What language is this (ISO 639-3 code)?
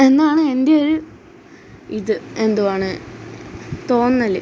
mal